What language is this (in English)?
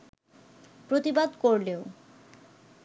Bangla